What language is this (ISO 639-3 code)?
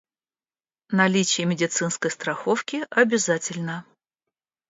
rus